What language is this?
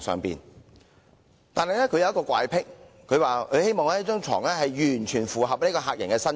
Cantonese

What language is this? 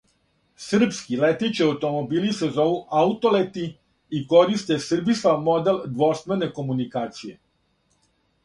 Serbian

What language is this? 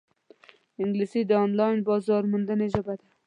Pashto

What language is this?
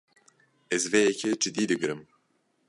Kurdish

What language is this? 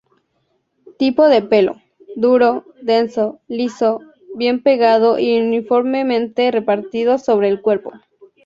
Spanish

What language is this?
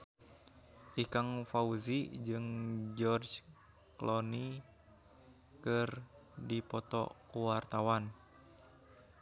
Sundanese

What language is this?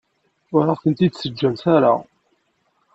Kabyle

